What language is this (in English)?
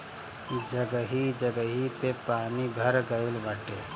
Bhojpuri